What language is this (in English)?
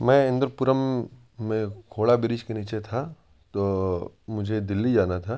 Urdu